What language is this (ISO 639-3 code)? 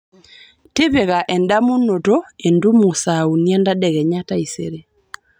mas